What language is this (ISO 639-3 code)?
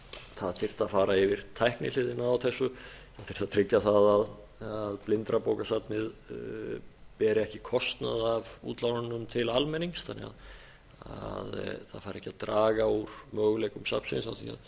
isl